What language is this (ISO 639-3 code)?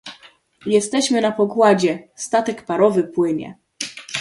pol